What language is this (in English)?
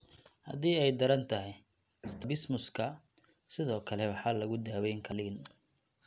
Somali